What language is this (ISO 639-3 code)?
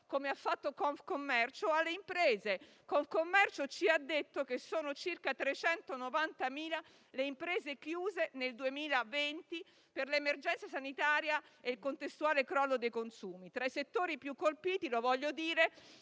ita